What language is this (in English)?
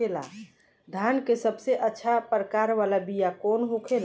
Bhojpuri